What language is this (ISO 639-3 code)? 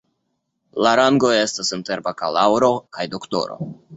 epo